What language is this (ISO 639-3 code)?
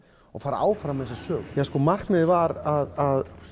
isl